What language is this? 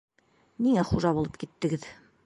Bashkir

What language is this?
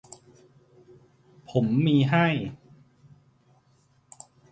Thai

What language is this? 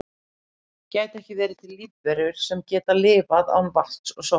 Icelandic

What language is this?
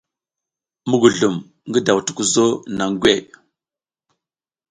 South Giziga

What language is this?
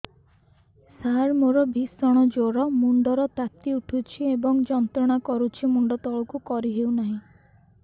Odia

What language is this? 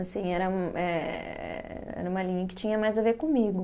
Portuguese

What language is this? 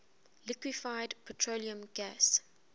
English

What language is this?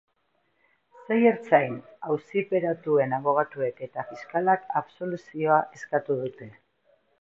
Basque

